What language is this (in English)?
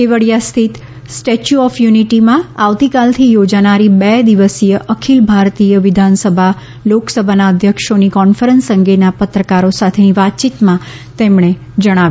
Gujarati